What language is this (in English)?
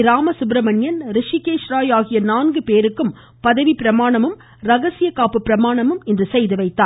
Tamil